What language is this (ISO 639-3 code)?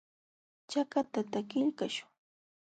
qxw